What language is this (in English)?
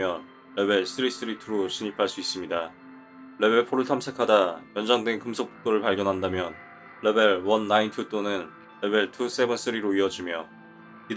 Korean